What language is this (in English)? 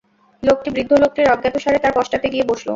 Bangla